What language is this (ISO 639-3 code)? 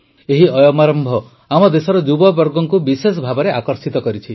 ori